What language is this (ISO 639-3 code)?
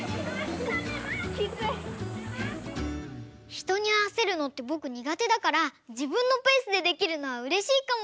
jpn